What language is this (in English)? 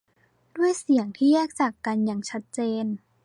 Thai